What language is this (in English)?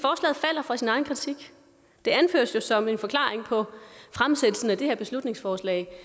Danish